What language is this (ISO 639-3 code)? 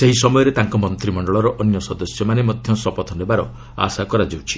ori